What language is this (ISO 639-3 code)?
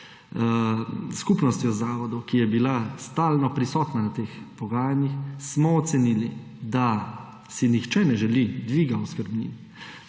slv